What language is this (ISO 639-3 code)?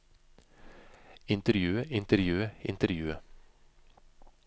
nor